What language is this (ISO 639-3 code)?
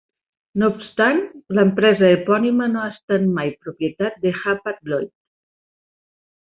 cat